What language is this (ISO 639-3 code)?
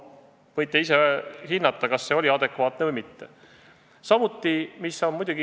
est